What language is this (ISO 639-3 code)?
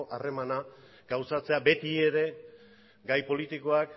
eus